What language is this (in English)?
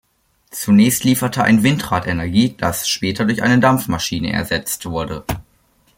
German